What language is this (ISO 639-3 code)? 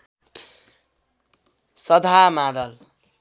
nep